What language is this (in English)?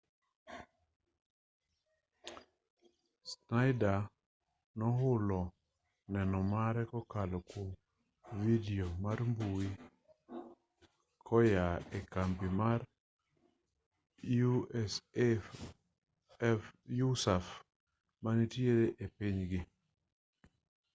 Luo (Kenya and Tanzania)